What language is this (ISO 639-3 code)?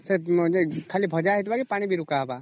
ori